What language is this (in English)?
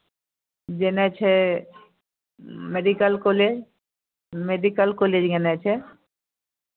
Maithili